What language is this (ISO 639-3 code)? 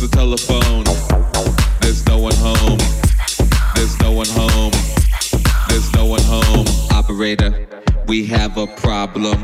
eng